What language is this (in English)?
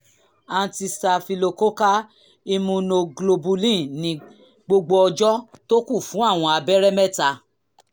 Yoruba